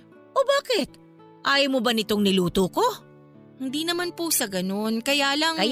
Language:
Filipino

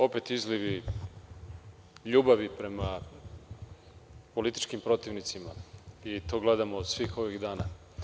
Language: Serbian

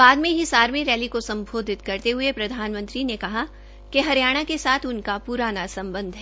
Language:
Hindi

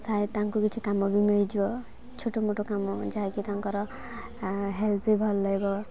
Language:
Odia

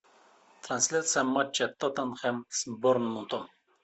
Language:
Russian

